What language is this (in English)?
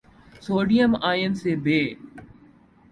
Urdu